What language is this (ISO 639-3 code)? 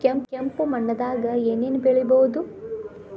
kan